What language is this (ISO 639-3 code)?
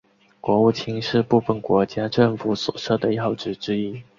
zho